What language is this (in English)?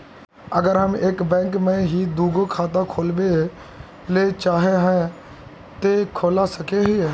Magahi